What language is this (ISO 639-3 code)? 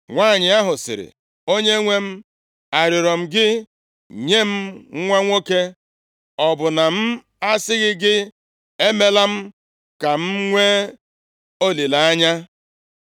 ibo